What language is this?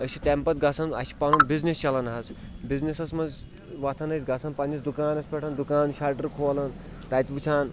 Kashmiri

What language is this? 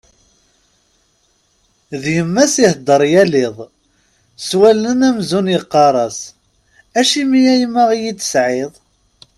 Kabyle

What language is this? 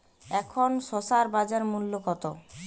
Bangla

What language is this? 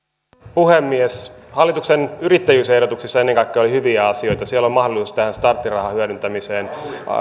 Finnish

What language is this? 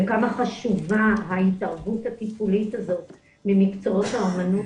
Hebrew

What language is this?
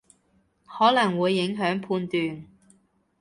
Cantonese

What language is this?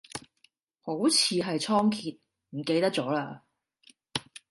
Cantonese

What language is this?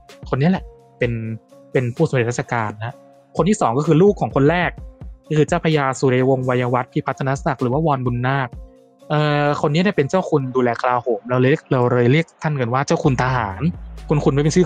Thai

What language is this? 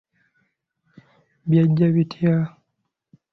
Ganda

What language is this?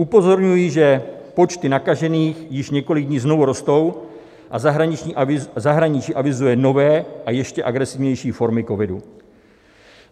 Czech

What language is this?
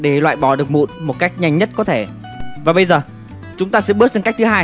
Vietnamese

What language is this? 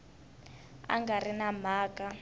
Tsonga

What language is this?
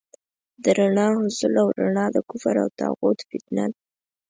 Pashto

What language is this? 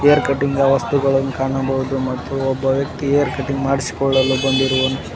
Kannada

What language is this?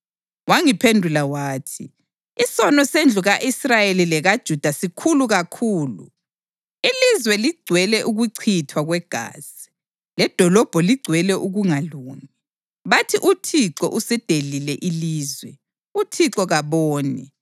North Ndebele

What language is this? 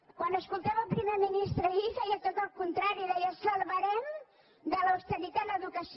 Catalan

